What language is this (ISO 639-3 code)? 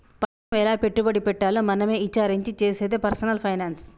tel